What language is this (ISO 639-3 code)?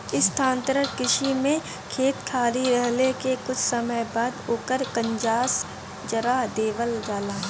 bho